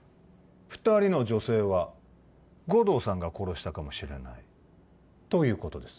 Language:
Japanese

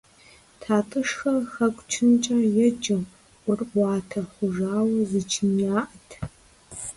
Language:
Kabardian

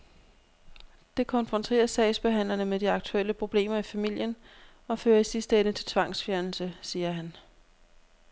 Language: Danish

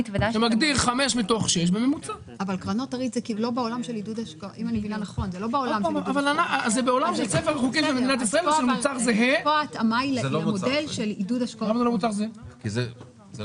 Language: Hebrew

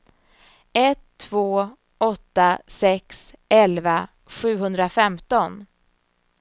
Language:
Swedish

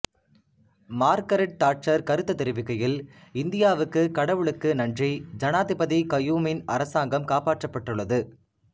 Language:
Tamil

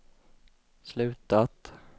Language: Swedish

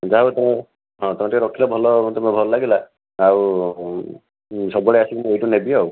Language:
Odia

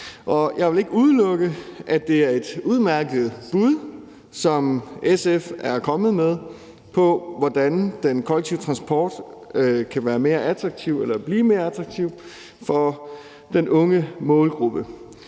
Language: Danish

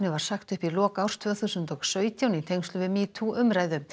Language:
Icelandic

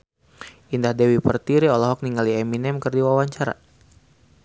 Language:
Sundanese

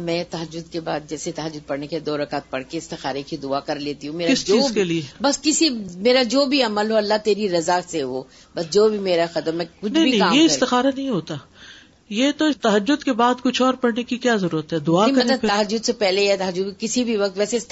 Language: Urdu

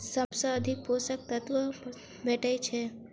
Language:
Maithili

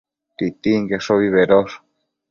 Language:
Matsés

